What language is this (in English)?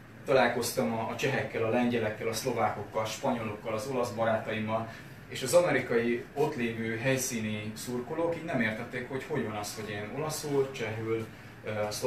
Hungarian